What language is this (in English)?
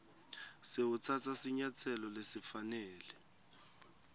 Swati